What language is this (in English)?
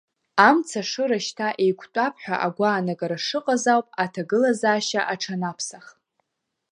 Abkhazian